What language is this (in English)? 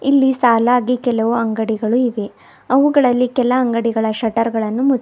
Kannada